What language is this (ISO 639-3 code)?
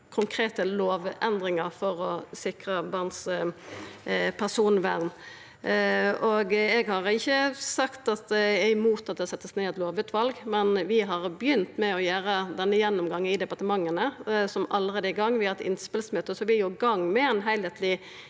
nor